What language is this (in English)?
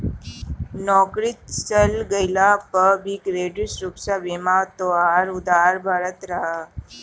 Bhojpuri